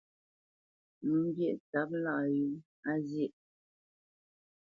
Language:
Bamenyam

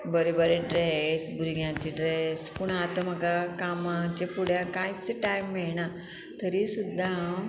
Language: Konkani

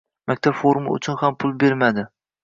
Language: Uzbek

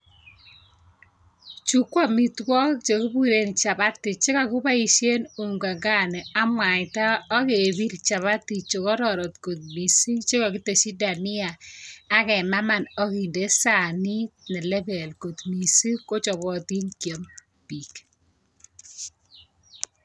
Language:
Kalenjin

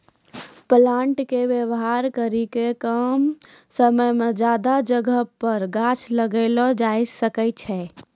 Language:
Maithili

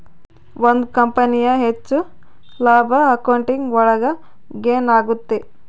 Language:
Kannada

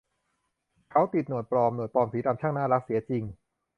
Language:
Thai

